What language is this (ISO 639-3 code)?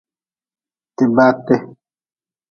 nmz